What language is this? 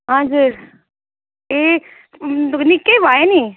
Nepali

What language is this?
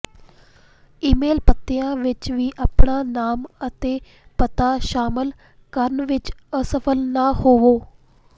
Punjabi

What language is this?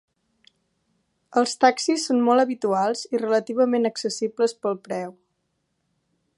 Catalan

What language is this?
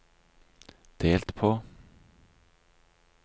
Norwegian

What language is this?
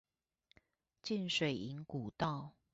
Chinese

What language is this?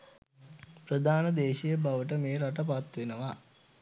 Sinhala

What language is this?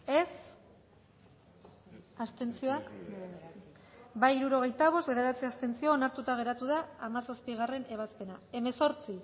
Basque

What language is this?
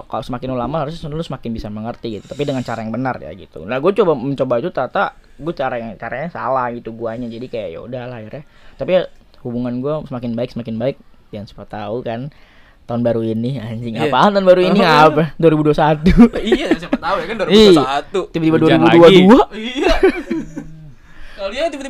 Indonesian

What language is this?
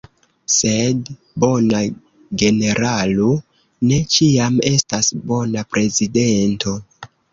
Esperanto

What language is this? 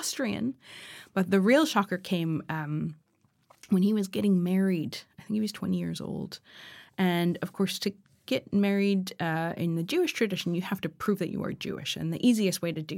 English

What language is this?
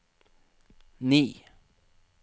Norwegian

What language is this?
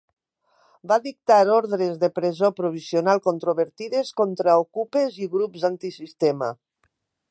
Catalan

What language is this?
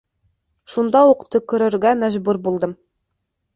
Bashkir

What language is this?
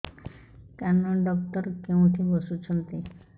Odia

